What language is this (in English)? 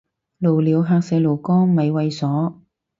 Cantonese